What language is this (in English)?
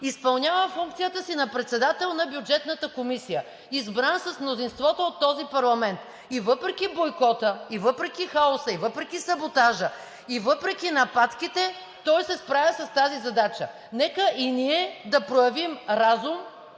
Bulgarian